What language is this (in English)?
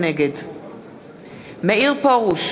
Hebrew